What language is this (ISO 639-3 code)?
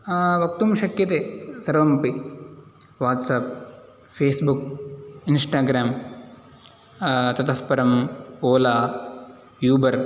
san